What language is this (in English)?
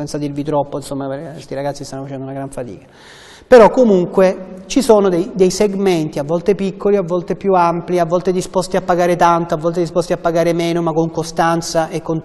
Italian